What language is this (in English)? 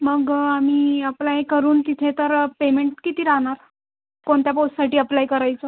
Marathi